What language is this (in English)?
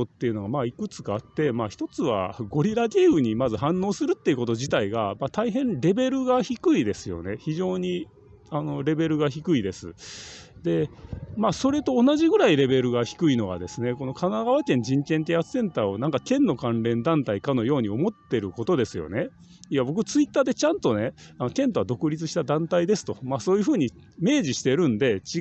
Japanese